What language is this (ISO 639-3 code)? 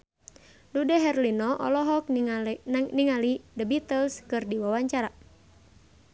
sun